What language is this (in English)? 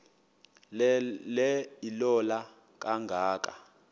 Xhosa